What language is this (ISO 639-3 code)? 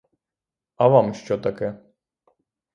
ukr